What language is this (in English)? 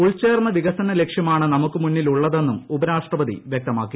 Malayalam